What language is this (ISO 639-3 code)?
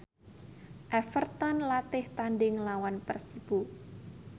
jav